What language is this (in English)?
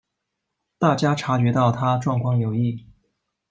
Chinese